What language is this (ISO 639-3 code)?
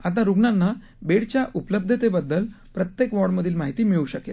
mar